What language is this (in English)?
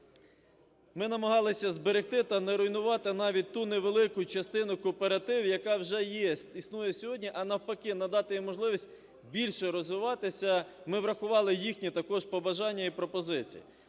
Ukrainian